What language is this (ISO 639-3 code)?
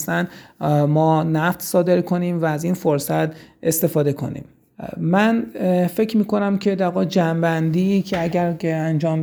fas